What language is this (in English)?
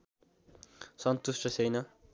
Nepali